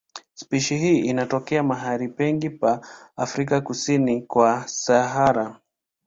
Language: Swahili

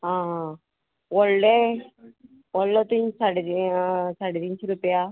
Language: Konkani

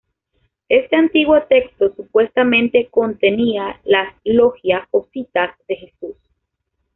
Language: Spanish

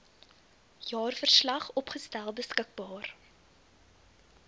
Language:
Afrikaans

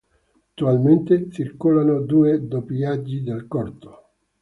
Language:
Italian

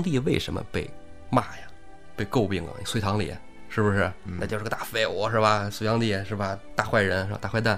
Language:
Chinese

